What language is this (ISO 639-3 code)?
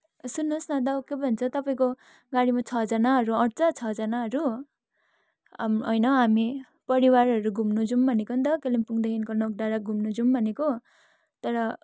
nep